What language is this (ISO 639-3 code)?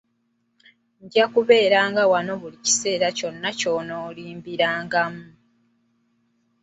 lug